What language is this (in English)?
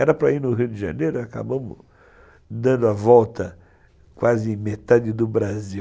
Portuguese